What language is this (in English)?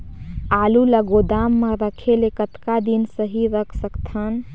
Chhattisgarhi